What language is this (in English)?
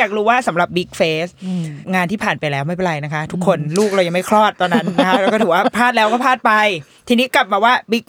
Thai